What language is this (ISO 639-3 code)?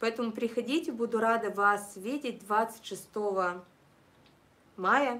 rus